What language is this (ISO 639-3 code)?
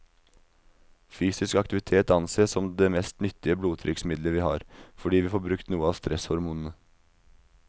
nor